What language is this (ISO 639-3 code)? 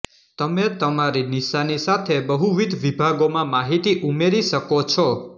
guj